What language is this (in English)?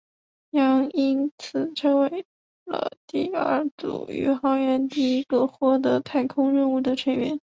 Chinese